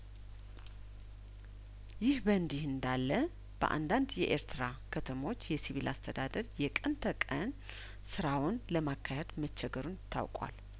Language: Amharic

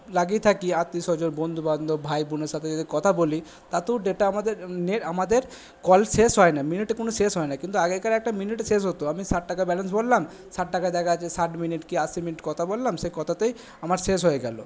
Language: Bangla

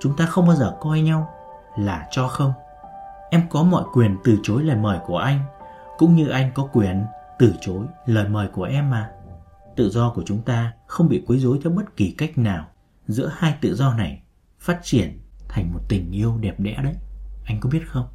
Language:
Vietnamese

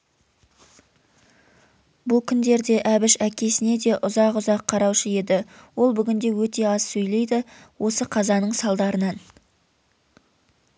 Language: Kazakh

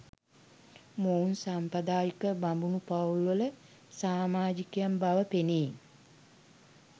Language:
Sinhala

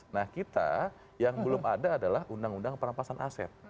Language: Indonesian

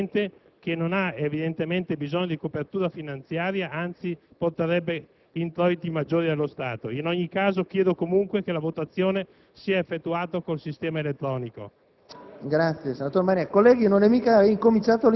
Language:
Italian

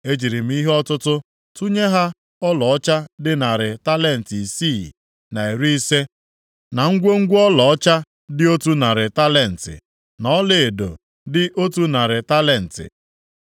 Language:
Igbo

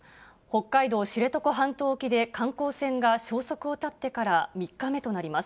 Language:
Japanese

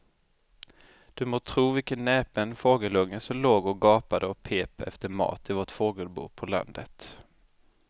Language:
Swedish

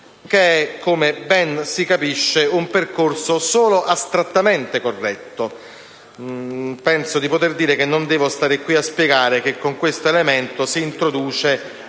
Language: Italian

